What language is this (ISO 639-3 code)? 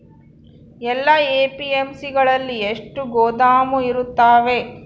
kan